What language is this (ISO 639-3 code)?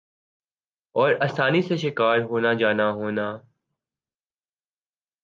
urd